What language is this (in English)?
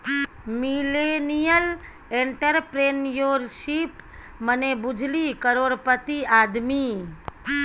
Maithili